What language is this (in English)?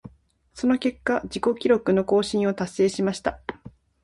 Japanese